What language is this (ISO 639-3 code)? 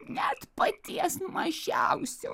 lit